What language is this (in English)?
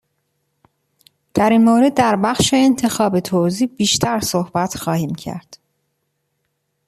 Persian